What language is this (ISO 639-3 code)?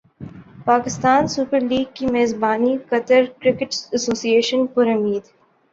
urd